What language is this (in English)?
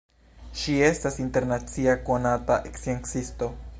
Esperanto